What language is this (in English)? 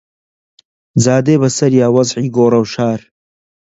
Central Kurdish